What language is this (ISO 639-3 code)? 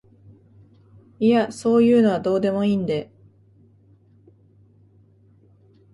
jpn